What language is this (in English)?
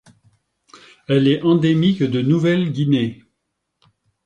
French